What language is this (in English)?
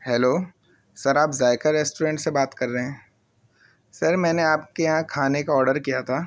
Urdu